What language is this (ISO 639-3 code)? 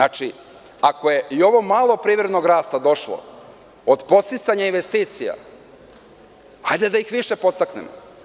srp